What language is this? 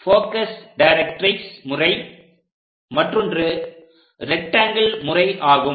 Tamil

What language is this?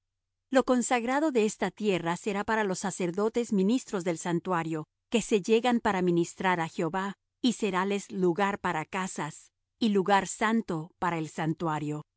Spanish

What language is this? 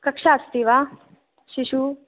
Sanskrit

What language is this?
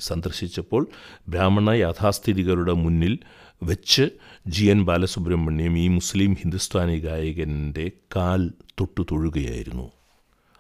Malayalam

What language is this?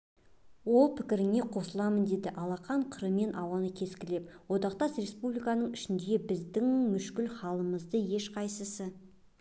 Kazakh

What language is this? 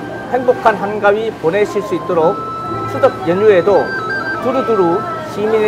Korean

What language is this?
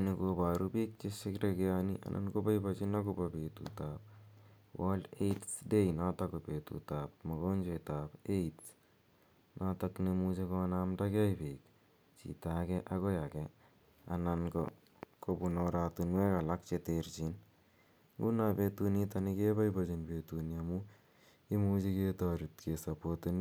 Kalenjin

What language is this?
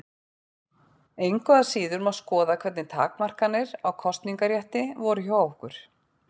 Icelandic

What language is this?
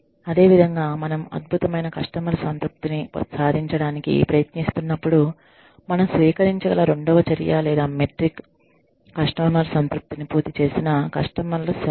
Telugu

